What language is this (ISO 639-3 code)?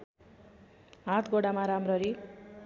nep